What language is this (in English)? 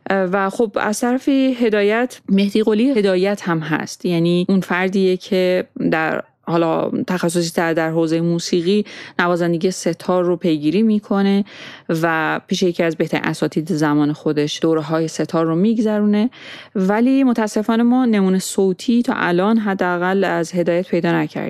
Persian